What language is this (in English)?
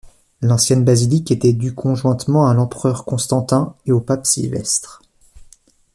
French